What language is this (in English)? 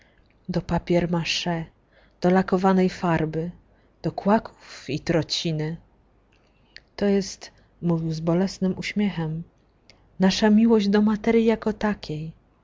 Polish